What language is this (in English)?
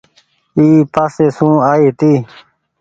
Goaria